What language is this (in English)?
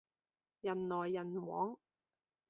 Cantonese